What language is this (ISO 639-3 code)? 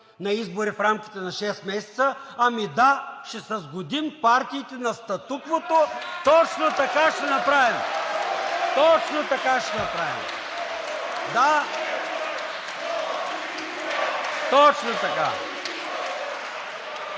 bul